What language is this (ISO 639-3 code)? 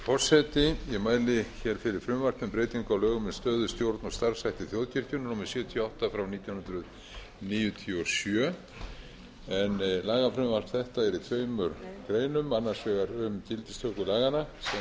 isl